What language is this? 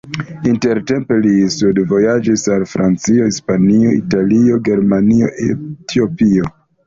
Esperanto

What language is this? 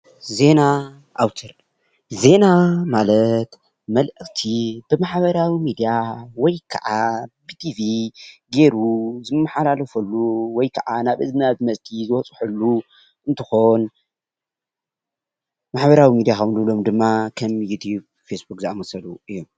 Tigrinya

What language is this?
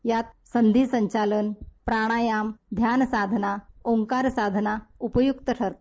Marathi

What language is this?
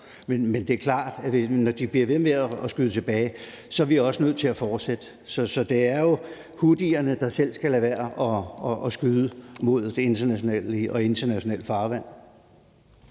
Danish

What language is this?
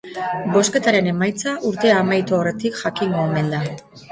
Basque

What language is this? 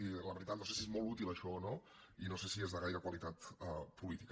Catalan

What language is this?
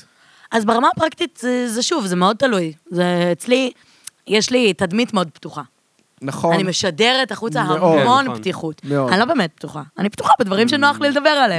Hebrew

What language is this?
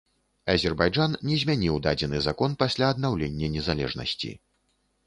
Belarusian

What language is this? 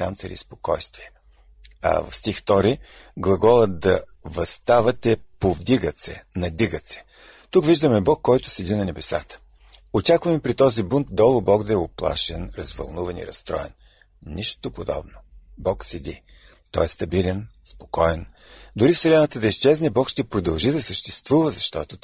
Bulgarian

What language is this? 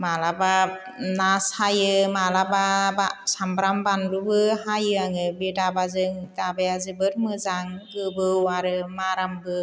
Bodo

